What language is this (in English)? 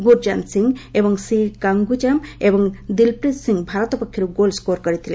Odia